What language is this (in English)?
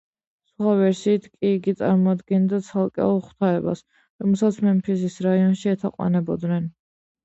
Georgian